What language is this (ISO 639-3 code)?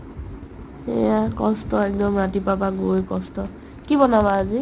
asm